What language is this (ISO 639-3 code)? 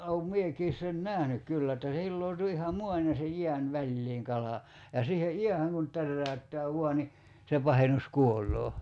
fin